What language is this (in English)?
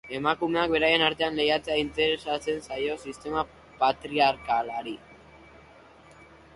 Basque